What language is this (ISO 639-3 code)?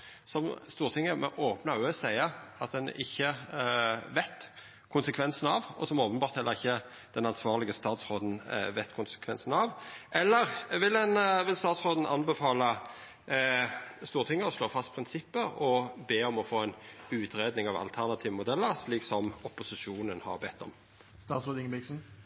nno